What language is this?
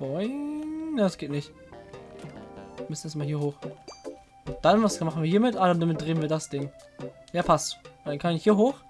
German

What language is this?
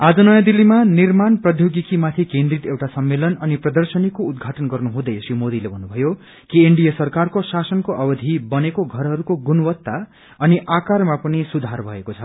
Nepali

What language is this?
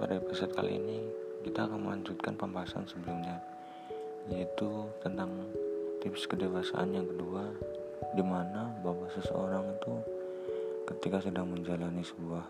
Indonesian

